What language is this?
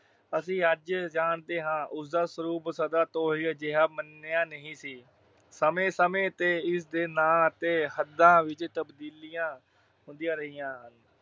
Punjabi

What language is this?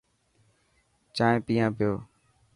Dhatki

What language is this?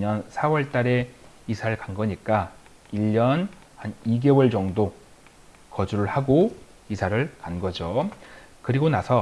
Korean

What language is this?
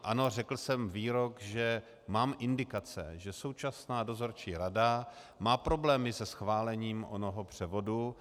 Czech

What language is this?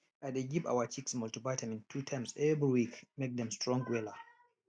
Nigerian Pidgin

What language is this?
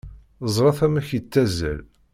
Kabyle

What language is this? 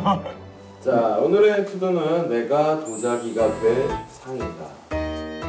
Korean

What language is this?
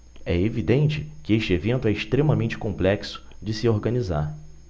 Portuguese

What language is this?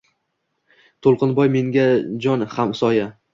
Uzbek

